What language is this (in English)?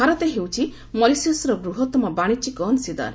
Odia